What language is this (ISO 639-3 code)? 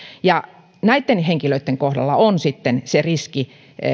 fin